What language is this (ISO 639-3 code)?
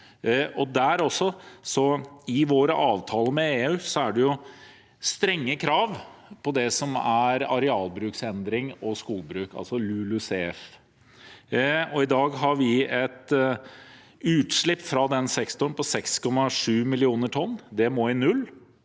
nor